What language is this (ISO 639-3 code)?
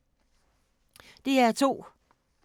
dan